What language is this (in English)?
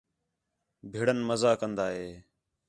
Khetrani